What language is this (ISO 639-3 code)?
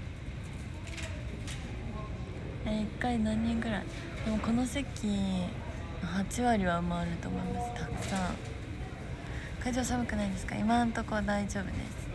jpn